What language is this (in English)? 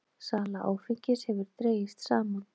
Icelandic